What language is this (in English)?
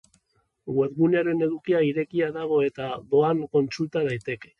Basque